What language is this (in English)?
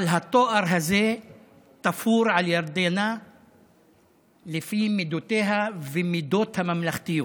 Hebrew